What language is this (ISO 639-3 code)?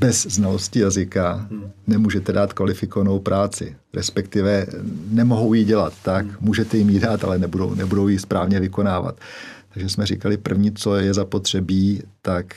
ces